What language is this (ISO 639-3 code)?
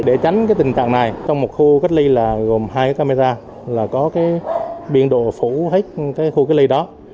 vie